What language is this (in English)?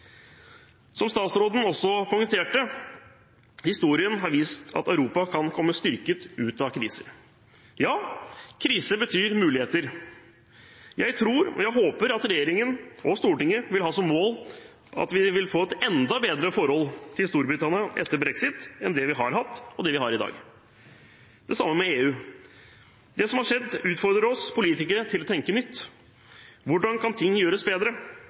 Norwegian Bokmål